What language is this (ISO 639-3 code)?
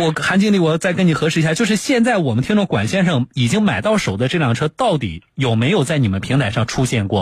zho